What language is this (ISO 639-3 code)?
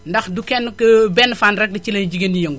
wol